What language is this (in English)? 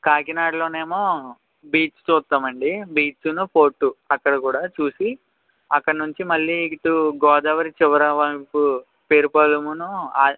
Telugu